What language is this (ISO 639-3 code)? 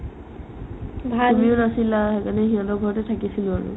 asm